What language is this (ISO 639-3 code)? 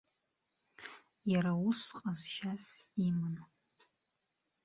abk